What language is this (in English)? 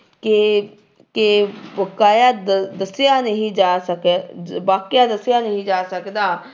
Punjabi